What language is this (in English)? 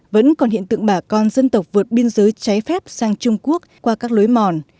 Vietnamese